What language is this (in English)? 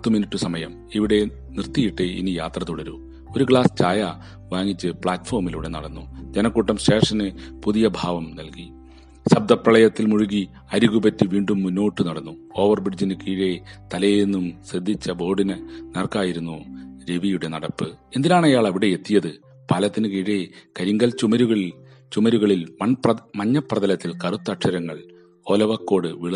Malayalam